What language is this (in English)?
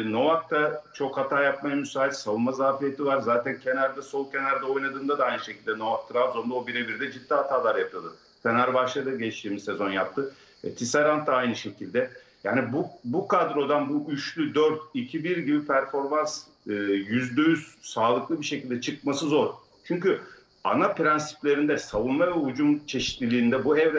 Turkish